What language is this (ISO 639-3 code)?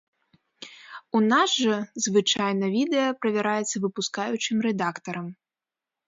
bel